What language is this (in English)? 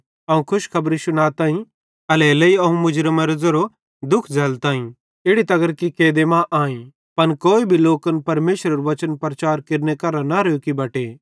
Bhadrawahi